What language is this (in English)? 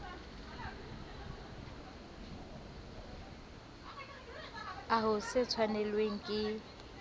Southern Sotho